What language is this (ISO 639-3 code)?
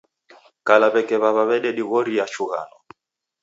dav